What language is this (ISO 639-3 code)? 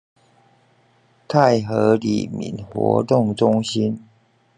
zho